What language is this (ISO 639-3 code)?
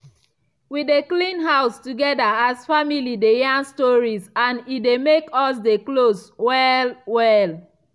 pcm